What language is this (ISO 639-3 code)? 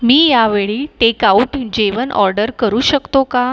mar